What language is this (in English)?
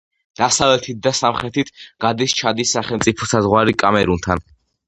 Georgian